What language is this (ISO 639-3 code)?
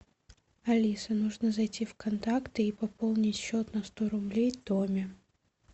rus